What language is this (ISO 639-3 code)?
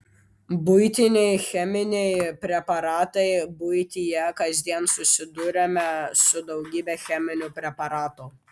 lit